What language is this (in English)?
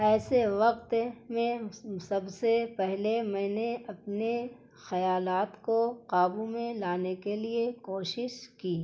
Urdu